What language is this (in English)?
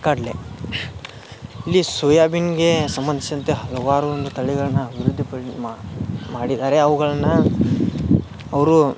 Kannada